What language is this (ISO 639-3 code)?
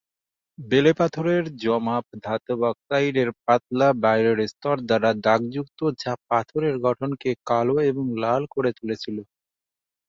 ben